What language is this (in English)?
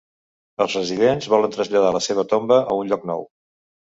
Catalan